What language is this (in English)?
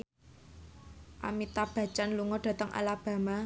Javanese